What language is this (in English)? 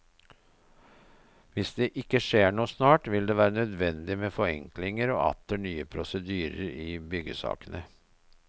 Norwegian